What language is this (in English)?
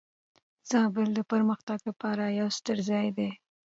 Pashto